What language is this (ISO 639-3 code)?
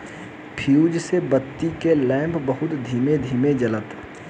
bho